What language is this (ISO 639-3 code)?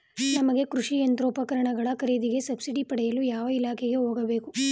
kan